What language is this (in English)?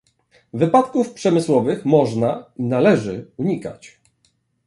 Polish